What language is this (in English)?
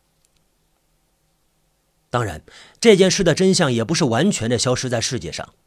Chinese